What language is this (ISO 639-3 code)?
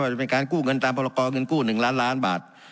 tha